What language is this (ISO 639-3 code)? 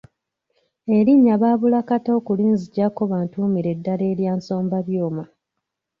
lug